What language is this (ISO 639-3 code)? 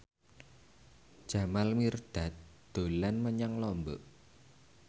jav